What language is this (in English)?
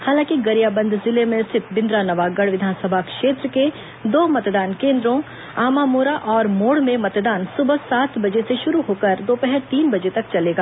Hindi